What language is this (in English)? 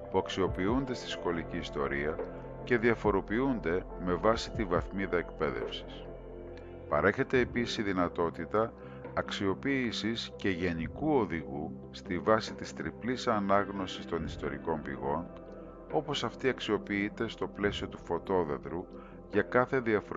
Greek